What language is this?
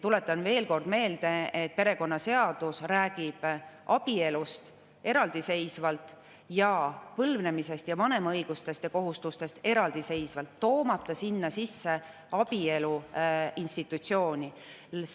Estonian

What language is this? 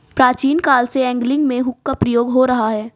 Hindi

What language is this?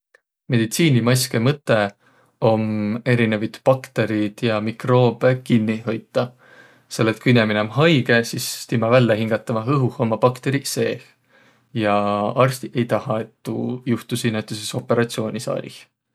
Võro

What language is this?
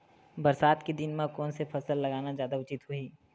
Chhattisgarhi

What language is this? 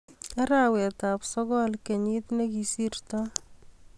Kalenjin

